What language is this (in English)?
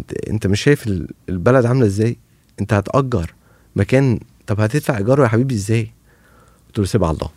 Arabic